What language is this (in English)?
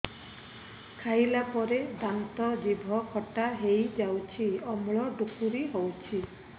Odia